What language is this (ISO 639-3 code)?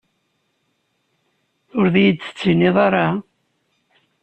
kab